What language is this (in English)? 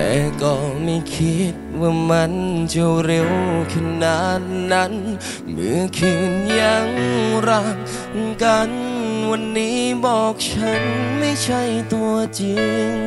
Thai